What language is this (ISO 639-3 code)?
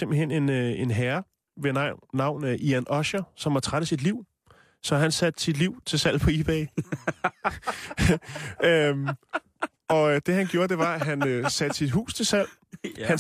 dan